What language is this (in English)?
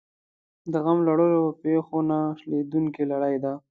Pashto